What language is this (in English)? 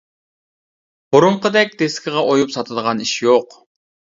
Uyghur